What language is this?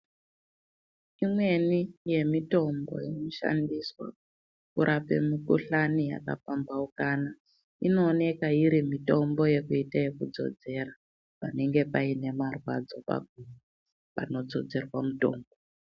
Ndau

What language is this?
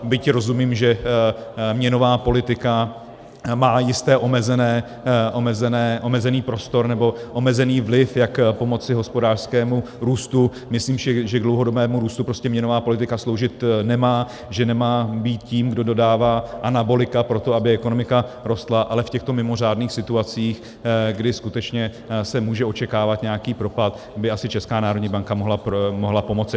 Czech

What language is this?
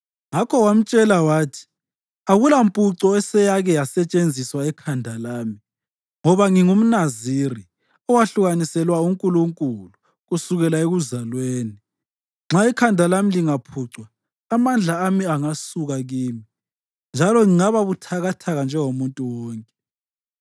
North Ndebele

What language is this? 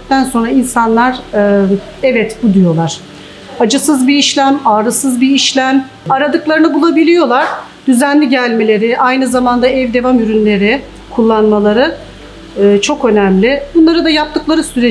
Turkish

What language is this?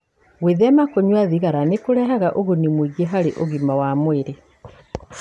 Kikuyu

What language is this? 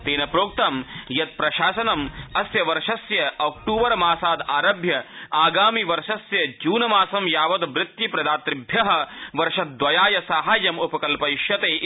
Sanskrit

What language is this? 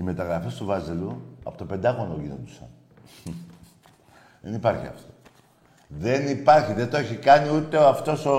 Greek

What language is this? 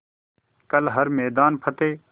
Hindi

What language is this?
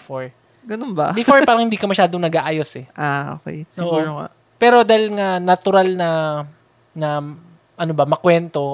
Filipino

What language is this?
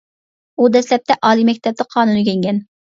Uyghur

